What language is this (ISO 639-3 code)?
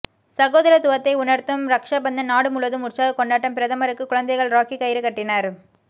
tam